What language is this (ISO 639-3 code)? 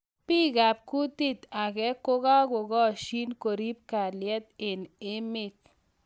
kln